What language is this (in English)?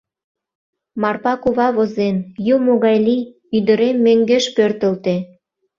Mari